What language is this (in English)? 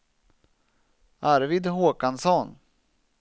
Swedish